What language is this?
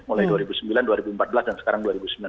Indonesian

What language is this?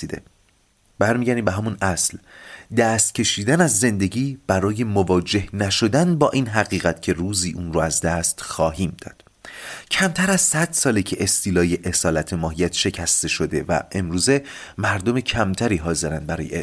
Persian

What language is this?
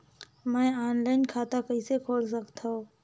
Chhattisgarhi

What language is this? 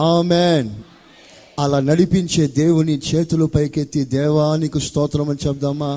Telugu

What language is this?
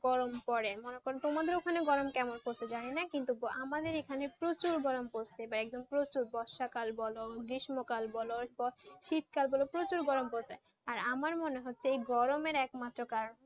Bangla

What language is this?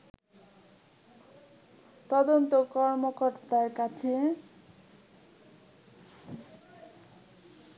Bangla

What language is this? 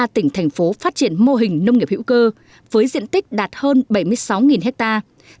Vietnamese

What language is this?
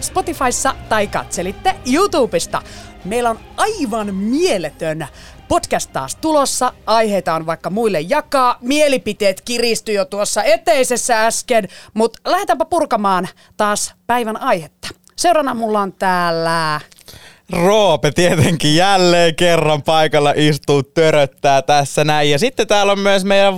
Finnish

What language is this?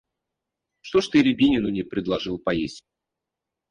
Russian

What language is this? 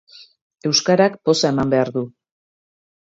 Basque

